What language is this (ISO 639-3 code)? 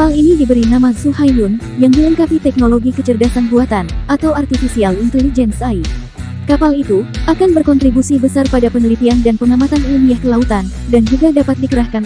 ind